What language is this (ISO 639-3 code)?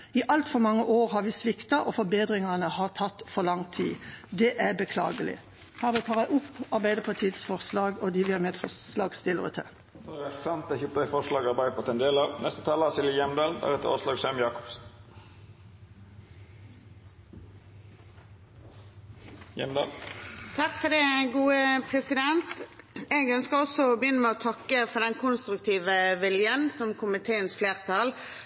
nor